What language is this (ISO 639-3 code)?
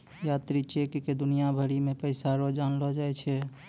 mai